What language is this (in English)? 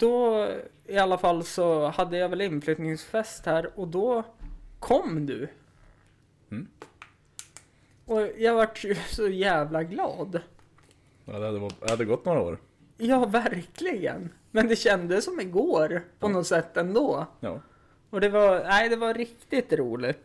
Swedish